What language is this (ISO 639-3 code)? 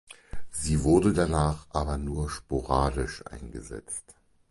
deu